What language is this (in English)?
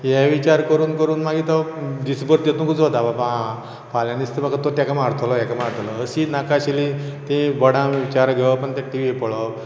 Konkani